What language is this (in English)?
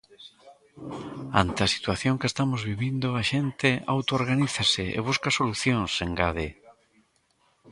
Galician